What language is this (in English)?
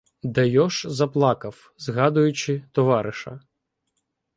Ukrainian